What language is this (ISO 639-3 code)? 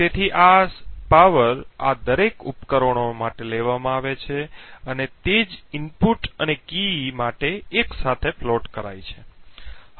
guj